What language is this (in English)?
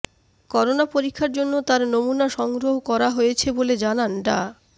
Bangla